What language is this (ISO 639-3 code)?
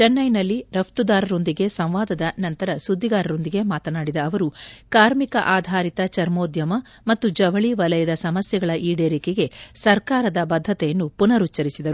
kan